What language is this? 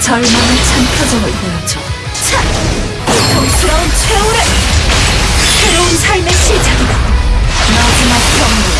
Korean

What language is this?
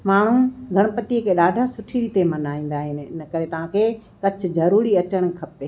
Sindhi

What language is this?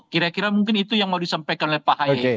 Indonesian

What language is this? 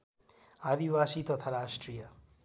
Nepali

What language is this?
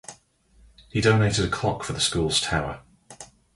English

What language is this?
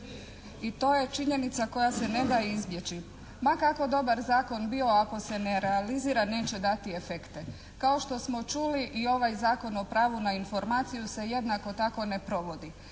Croatian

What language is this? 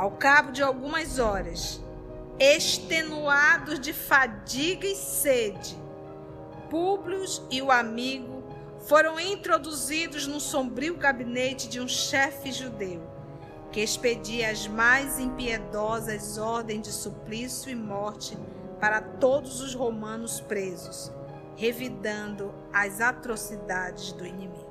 Portuguese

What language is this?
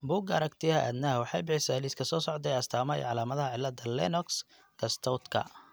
Somali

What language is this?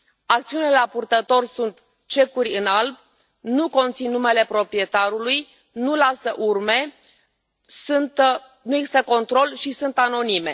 Romanian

